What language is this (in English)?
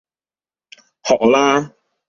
Cantonese